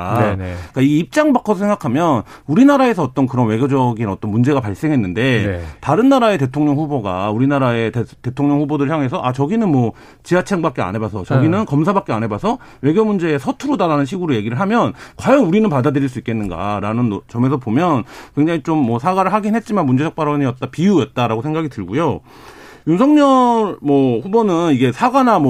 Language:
Korean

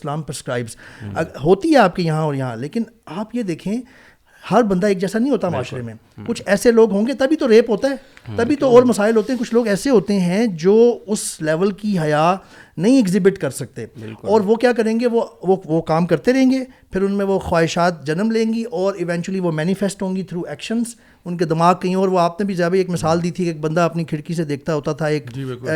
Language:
Urdu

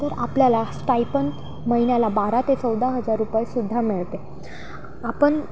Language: Marathi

